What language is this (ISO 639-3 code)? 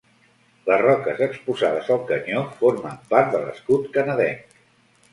cat